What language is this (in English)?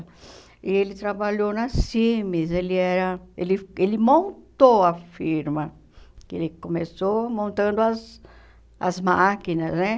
Portuguese